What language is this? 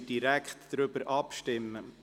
Swiss German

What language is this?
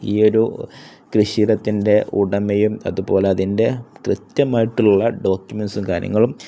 Malayalam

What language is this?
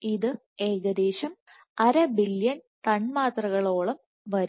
Malayalam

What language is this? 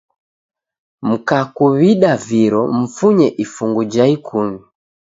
Taita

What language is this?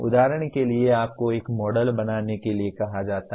Hindi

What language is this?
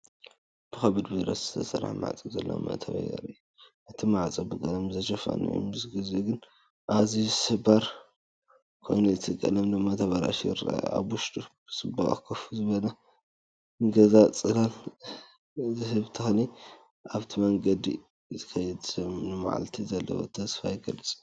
Tigrinya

